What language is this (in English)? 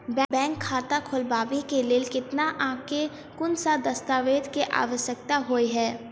Maithili